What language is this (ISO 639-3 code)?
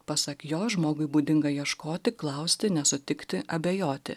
lit